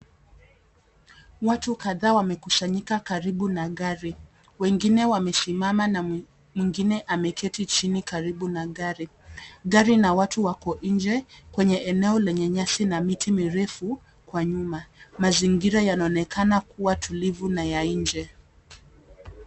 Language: Swahili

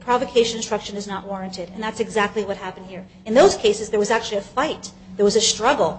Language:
English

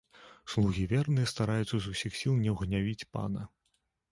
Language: Belarusian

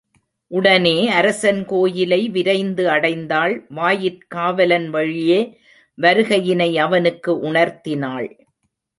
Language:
Tamil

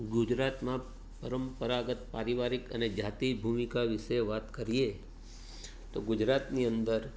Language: Gujarati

